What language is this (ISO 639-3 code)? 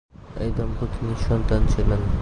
ben